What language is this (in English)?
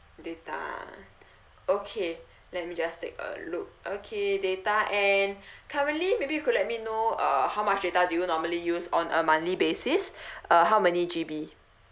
English